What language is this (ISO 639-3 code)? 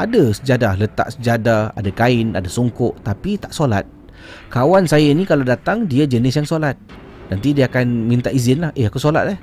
msa